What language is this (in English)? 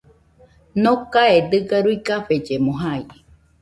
Nüpode Huitoto